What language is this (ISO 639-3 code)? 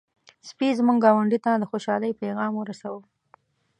pus